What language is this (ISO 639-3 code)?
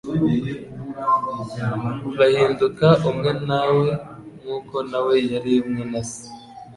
kin